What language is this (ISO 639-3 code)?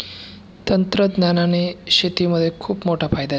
mar